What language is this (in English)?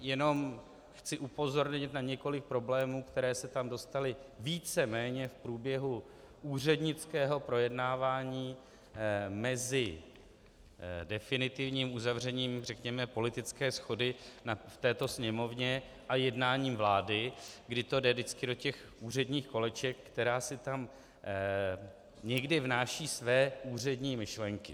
Czech